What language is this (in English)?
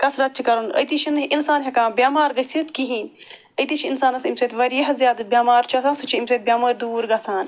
Kashmiri